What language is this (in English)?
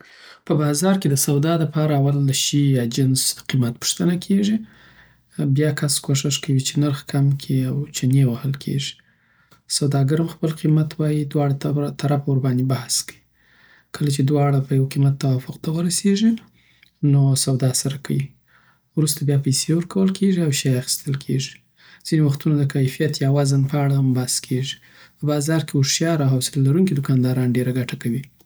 Southern Pashto